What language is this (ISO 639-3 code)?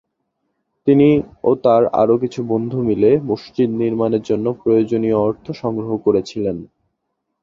ben